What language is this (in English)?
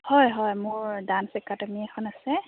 Assamese